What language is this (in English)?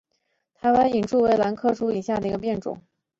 Chinese